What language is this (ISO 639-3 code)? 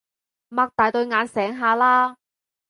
yue